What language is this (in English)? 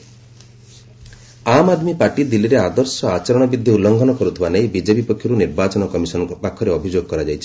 Odia